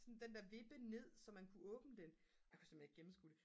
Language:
Danish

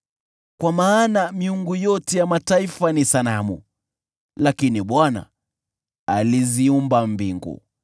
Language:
Swahili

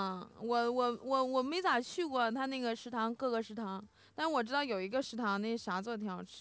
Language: Chinese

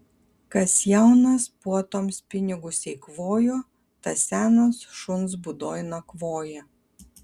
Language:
Lithuanian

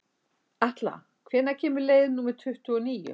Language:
Icelandic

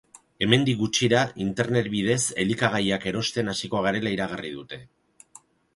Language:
Basque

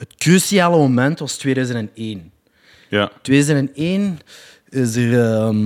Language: Dutch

